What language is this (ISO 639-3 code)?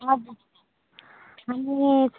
nep